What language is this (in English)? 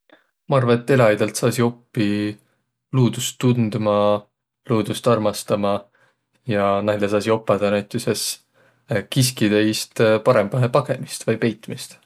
Võro